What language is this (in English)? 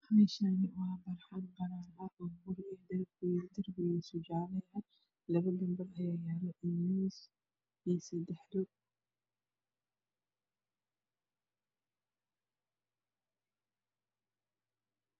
Somali